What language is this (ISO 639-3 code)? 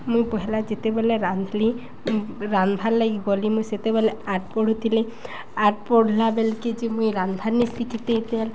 ori